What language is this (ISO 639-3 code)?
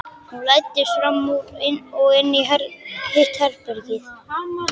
isl